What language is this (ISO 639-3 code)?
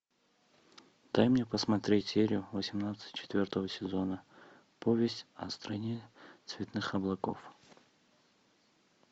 rus